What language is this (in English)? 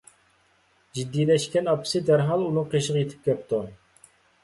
Uyghur